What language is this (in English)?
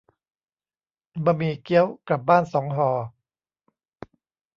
Thai